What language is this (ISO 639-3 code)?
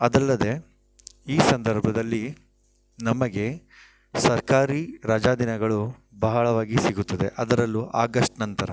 kan